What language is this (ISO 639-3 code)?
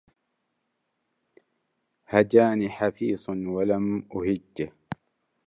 ara